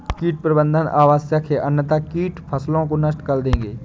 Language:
Hindi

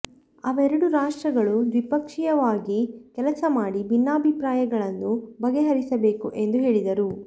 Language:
Kannada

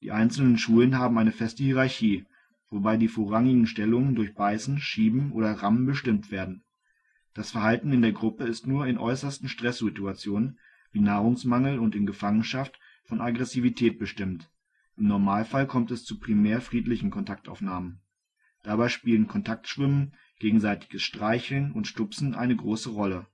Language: German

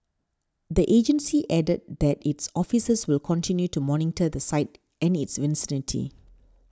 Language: English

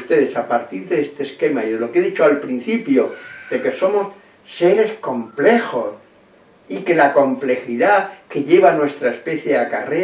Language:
Spanish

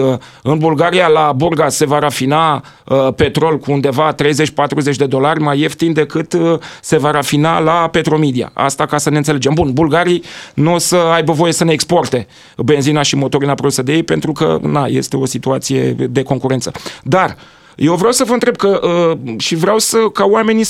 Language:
Romanian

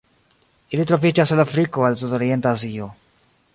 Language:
Esperanto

